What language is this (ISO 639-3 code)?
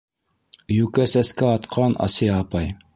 bak